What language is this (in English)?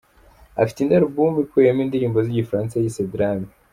Kinyarwanda